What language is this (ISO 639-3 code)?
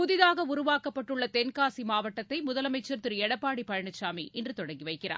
tam